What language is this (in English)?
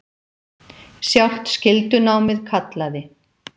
Icelandic